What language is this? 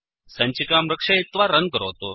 Sanskrit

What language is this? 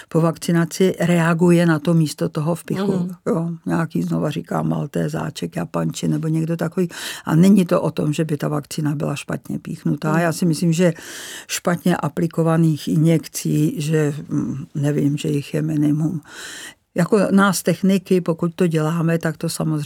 Czech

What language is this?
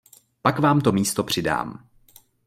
Czech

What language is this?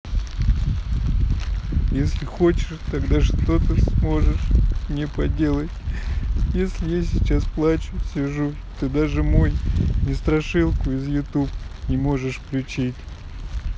Russian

